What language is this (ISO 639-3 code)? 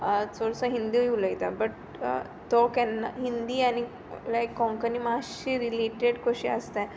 kok